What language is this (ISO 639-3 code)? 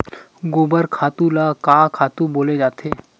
hne